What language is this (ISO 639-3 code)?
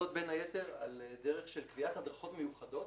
heb